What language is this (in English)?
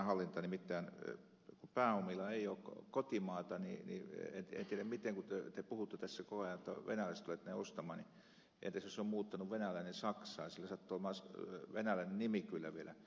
Finnish